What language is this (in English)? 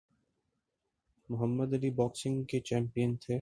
Urdu